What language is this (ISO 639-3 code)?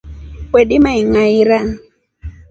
rof